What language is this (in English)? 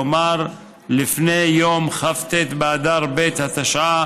Hebrew